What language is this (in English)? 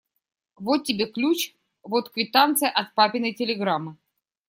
Russian